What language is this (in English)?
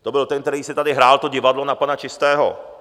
Czech